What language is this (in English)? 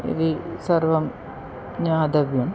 Sanskrit